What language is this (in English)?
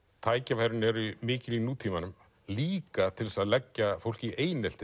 Icelandic